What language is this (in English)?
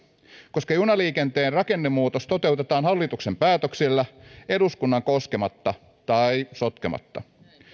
Finnish